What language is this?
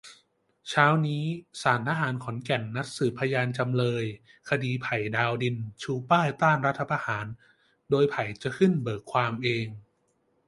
Thai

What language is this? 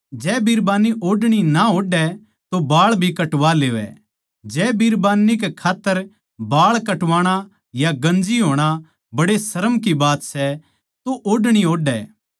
Haryanvi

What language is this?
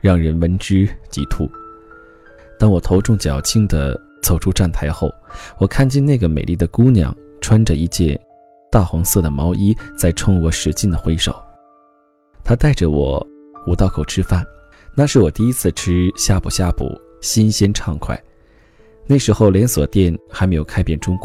Chinese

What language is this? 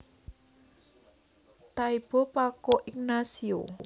Javanese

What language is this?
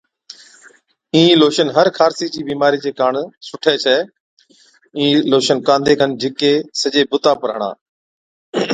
Od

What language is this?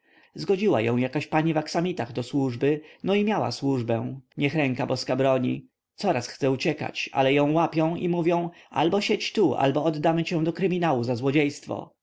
Polish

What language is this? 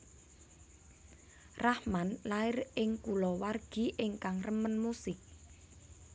Javanese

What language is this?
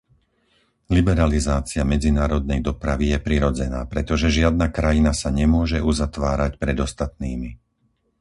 Slovak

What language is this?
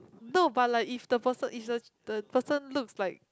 English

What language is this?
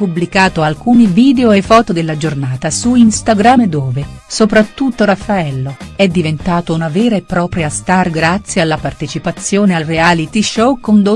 Italian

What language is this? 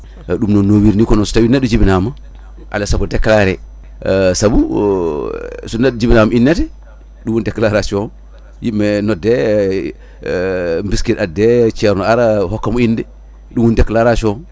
Fula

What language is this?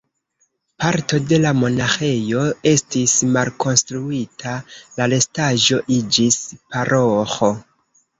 Esperanto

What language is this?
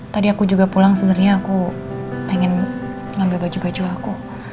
Indonesian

